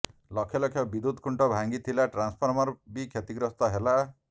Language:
Odia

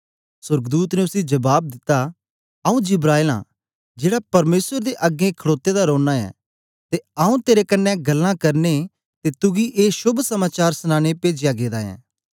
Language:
Dogri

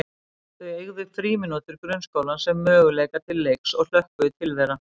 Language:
Icelandic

